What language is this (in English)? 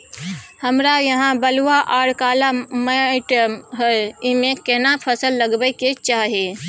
Maithili